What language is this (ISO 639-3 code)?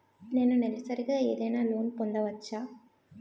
tel